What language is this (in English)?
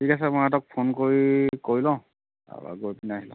Assamese